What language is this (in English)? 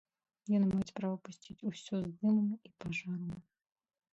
Belarusian